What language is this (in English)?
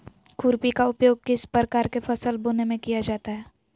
Magahi